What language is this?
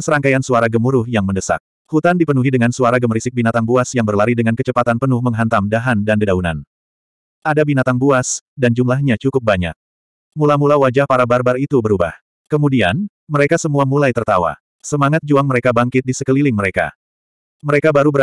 Indonesian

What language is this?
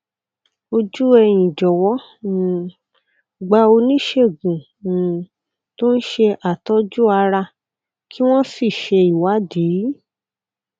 Yoruba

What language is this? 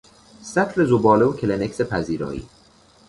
Persian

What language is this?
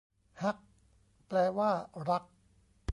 Thai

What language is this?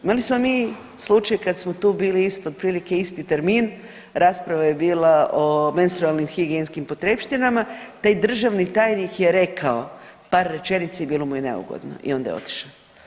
Croatian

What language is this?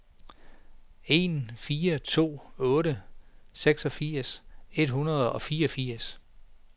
Danish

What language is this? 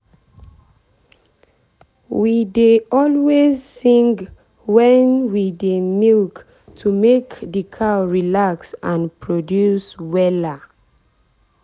Nigerian Pidgin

